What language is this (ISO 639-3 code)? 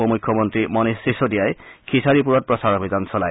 asm